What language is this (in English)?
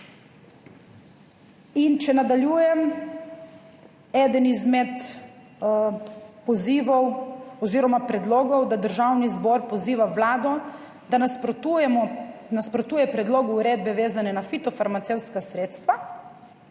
Slovenian